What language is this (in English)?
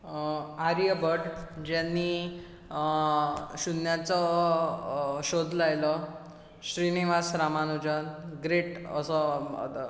Konkani